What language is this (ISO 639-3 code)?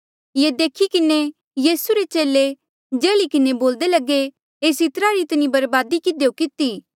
mjl